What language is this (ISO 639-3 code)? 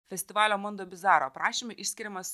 lit